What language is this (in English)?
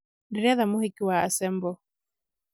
Kikuyu